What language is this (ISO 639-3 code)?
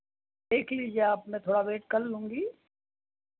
hin